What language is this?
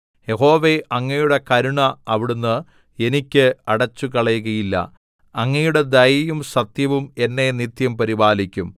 Malayalam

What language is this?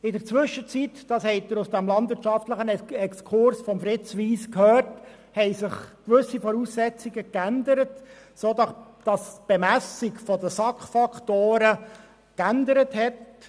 Swiss German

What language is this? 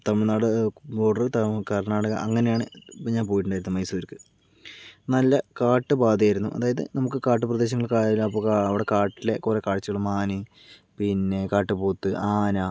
Malayalam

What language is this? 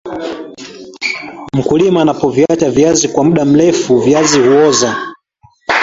Swahili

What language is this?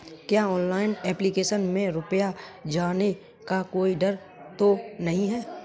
Hindi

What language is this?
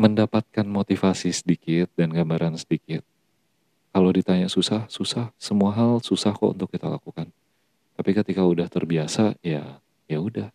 Indonesian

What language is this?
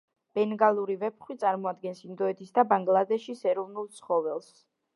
Georgian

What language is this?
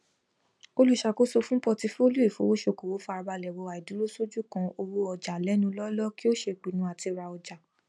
Yoruba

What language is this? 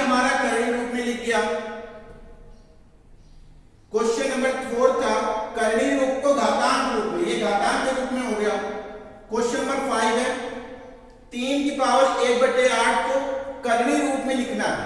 Hindi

